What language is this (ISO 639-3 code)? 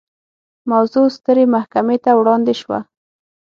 pus